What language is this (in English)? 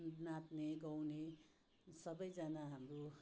Nepali